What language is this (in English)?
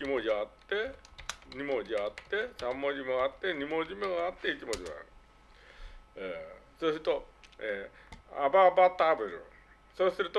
Japanese